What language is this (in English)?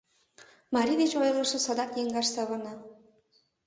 Mari